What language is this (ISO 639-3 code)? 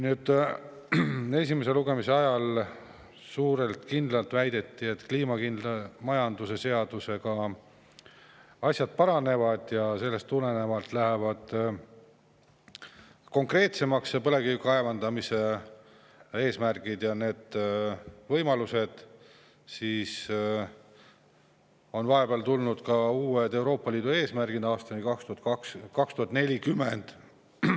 est